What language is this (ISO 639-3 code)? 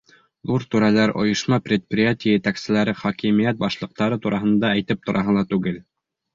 bak